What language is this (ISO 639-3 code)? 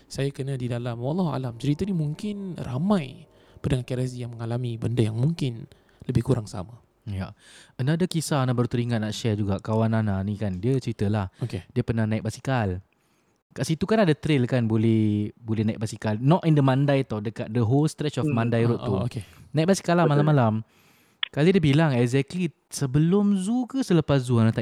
msa